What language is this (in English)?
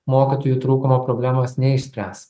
Lithuanian